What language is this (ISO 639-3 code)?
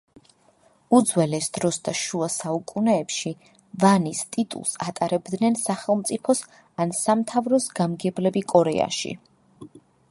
kat